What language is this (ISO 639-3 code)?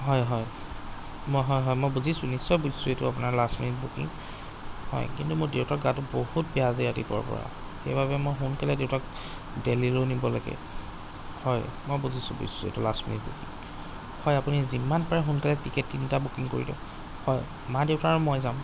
asm